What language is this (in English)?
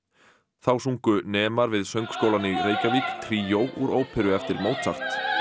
Icelandic